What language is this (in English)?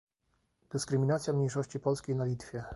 Polish